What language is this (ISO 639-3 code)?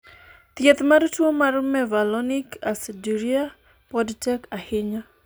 luo